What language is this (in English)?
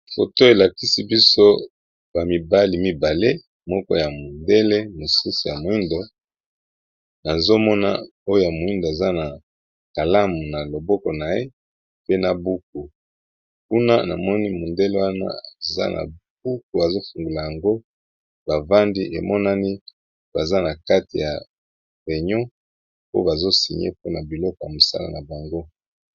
Lingala